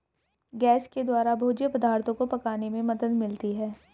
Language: Hindi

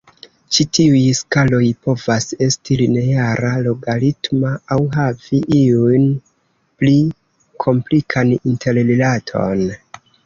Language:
Esperanto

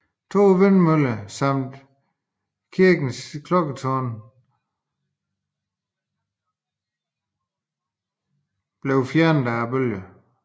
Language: Danish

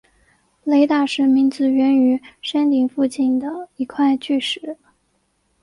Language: Chinese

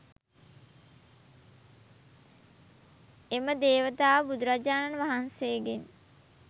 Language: Sinhala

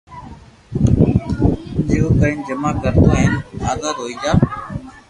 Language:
Loarki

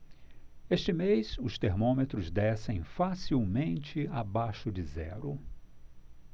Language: Portuguese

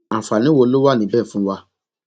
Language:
Yoruba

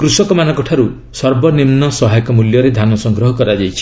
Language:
Odia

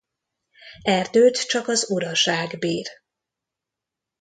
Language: Hungarian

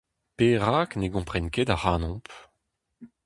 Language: Breton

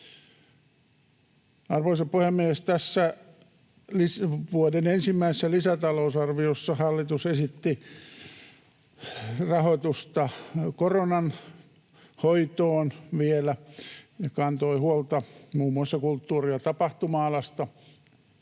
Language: Finnish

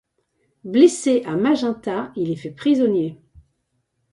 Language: French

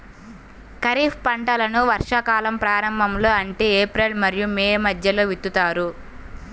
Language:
Telugu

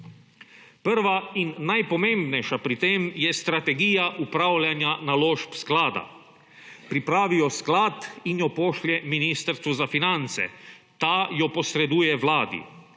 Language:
Slovenian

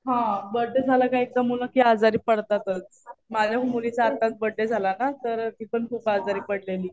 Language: Marathi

